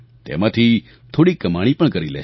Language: Gujarati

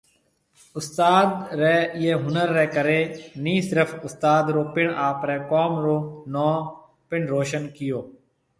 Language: Marwari (Pakistan)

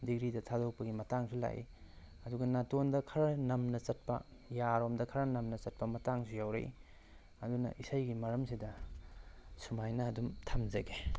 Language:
Manipuri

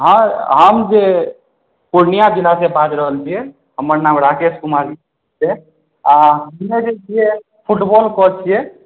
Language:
Maithili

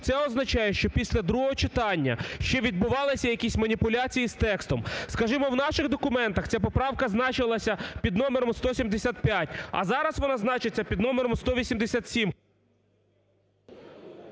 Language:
Ukrainian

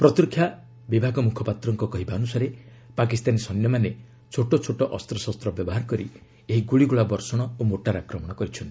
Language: Odia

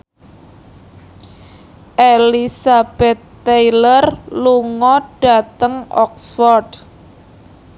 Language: Javanese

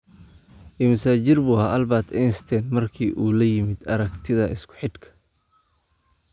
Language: Somali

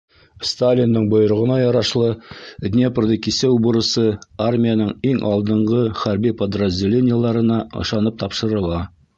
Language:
Bashkir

